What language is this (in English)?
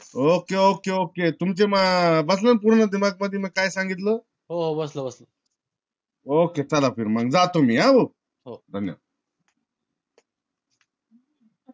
Marathi